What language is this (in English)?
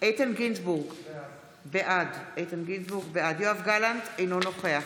Hebrew